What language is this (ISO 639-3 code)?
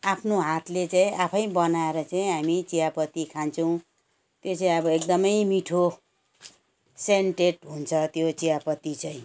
nep